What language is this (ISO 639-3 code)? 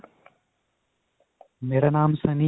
pan